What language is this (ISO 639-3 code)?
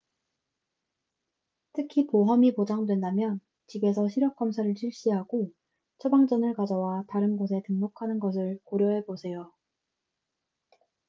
kor